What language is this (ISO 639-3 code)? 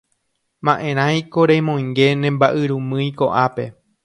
grn